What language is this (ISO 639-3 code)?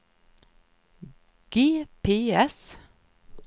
swe